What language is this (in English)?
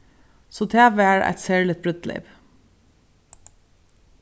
Faroese